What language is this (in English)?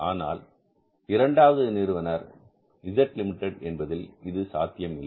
Tamil